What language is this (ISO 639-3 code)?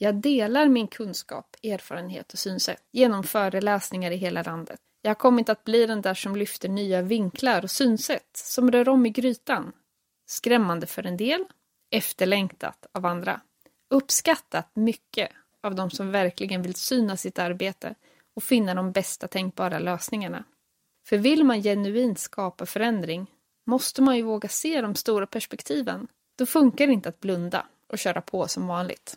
swe